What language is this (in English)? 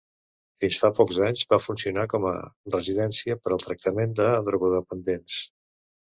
Catalan